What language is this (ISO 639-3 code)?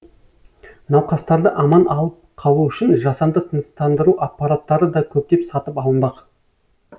kaz